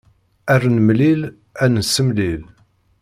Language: Kabyle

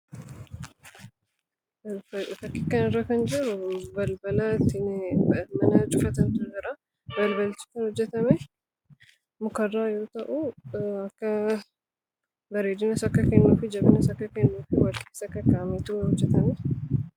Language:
Oromo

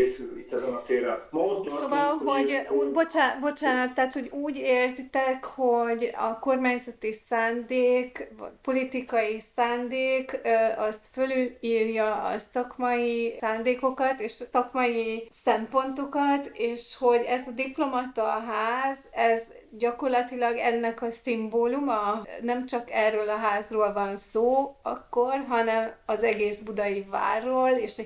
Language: Hungarian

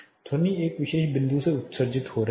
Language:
Hindi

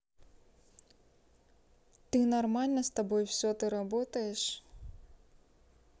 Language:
Russian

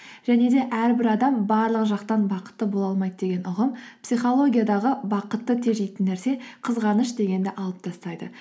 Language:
Kazakh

